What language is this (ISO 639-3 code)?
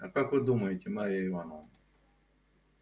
rus